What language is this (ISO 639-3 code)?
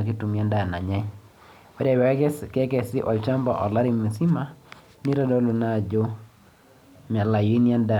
mas